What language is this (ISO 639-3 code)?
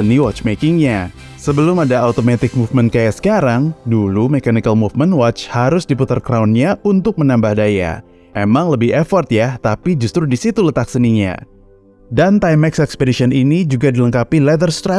ind